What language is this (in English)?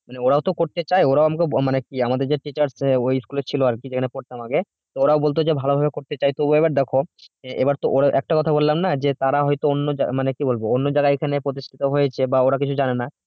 Bangla